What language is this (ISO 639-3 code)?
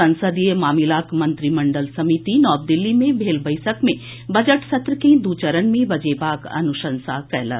mai